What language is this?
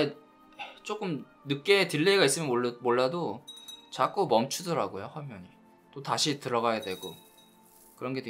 Korean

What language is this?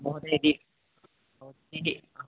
Sanskrit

